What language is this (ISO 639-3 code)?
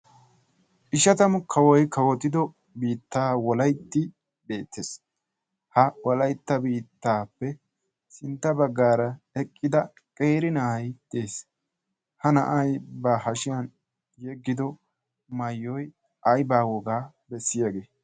wal